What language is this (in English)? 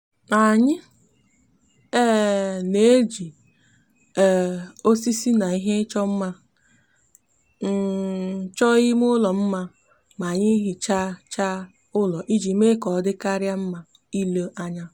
Igbo